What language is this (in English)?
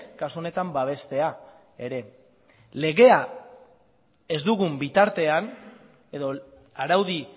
Basque